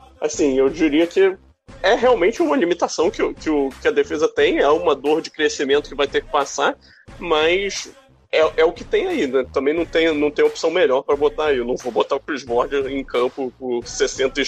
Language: Portuguese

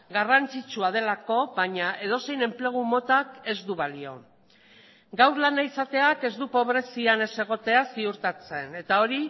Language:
Basque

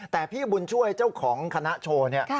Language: Thai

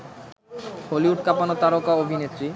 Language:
Bangla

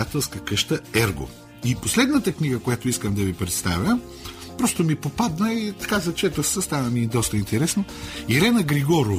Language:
Bulgarian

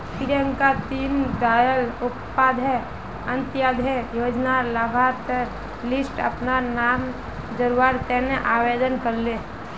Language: Magahi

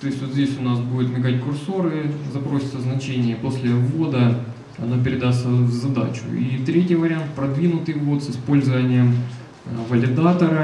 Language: Russian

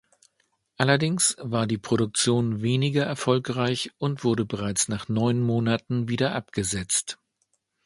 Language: German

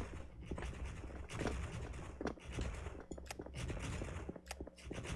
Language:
Korean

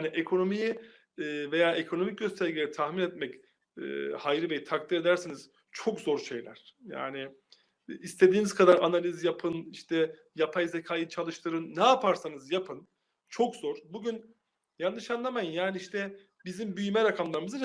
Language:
Turkish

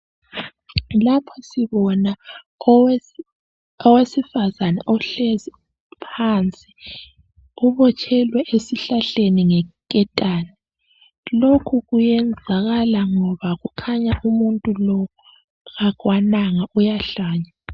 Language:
North Ndebele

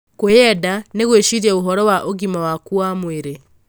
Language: Kikuyu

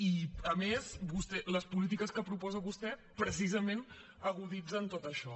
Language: Catalan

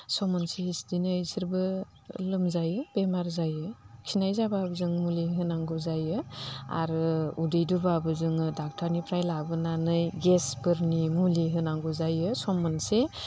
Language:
Bodo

